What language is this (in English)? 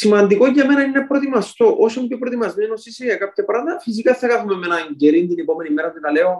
Greek